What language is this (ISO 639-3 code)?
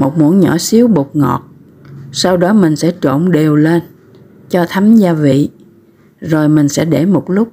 vie